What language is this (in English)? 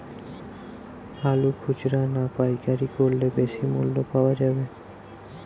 Bangla